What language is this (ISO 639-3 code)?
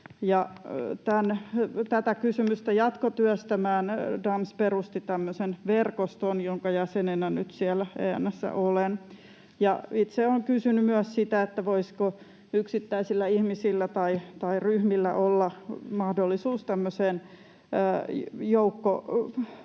fin